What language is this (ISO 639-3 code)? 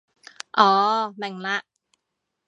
yue